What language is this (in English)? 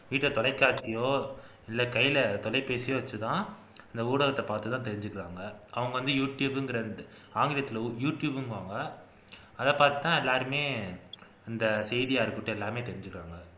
Tamil